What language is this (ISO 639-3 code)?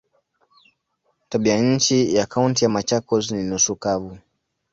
swa